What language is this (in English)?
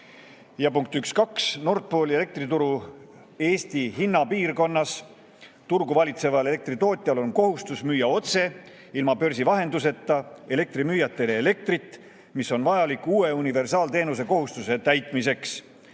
Estonian